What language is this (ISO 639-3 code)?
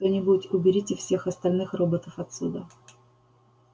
rus